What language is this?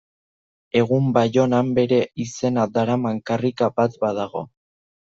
Basque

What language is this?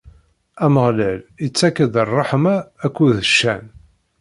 Kabyle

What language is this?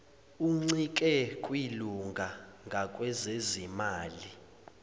Zulu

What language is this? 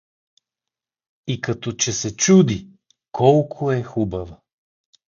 Bulgarian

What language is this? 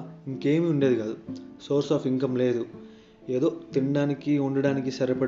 Telugu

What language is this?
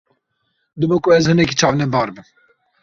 Kurdish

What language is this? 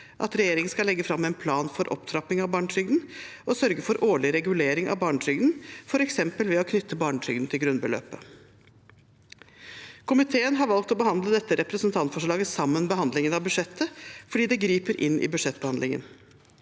Norwegian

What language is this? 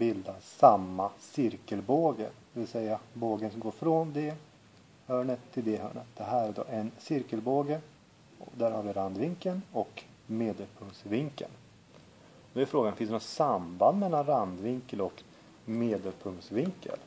Swedish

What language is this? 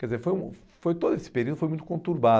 Portuguese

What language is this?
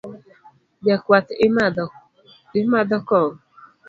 Luo (Kenya and Tanzania)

